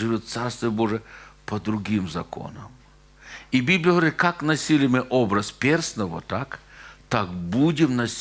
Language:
Russian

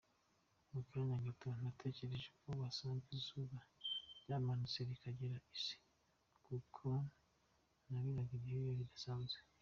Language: Kinyarwanda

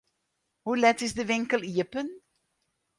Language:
Western Frisian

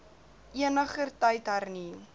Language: Afrikaans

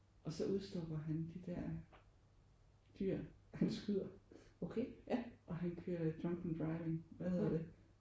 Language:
Danish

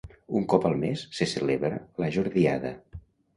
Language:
Catalan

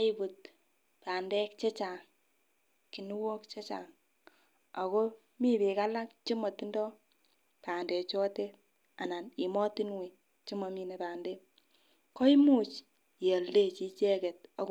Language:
Kalenjin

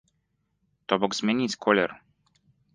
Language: Belarusian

